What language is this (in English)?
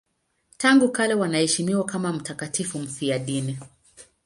Swahili